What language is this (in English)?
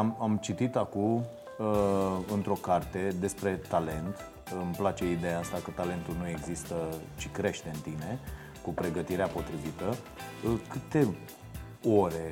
Romanian